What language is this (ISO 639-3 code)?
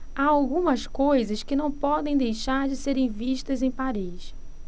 por